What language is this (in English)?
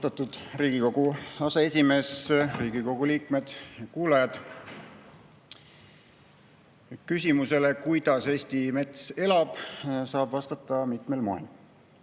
Estonian